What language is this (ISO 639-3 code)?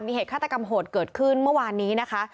tha